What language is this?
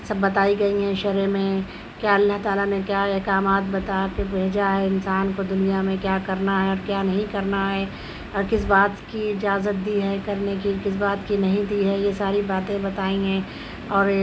Urdu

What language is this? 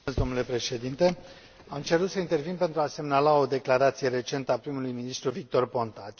Romanian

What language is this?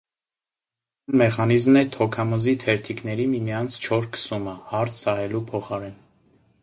Armenian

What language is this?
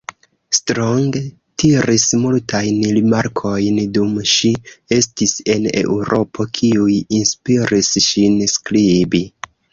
Esperanto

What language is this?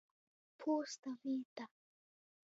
Latgalian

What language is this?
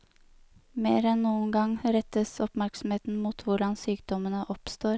Norwegian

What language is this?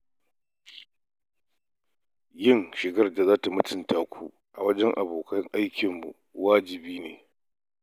Hausa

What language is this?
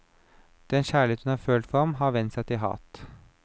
Norwegian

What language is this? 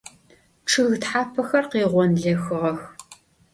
Adyghe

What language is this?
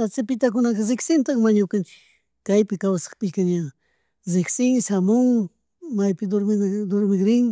Chimborazo Highland Quichua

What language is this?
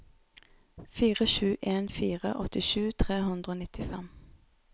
Norwegian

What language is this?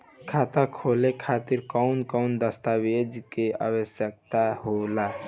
Bhojpuri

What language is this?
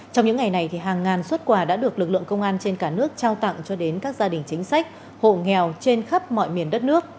Vietnamese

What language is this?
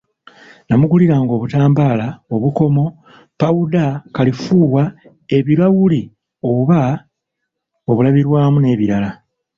Ganda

